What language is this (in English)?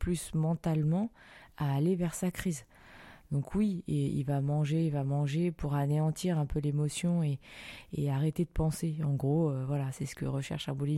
French